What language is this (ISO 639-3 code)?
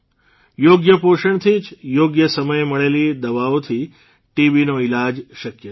guj